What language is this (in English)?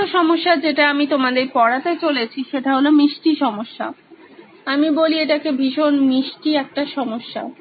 Bangla